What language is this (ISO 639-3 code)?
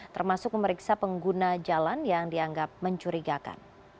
ind